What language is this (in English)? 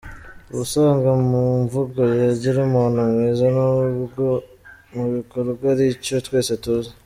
Kinyarwanda